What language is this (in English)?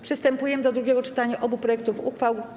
Polish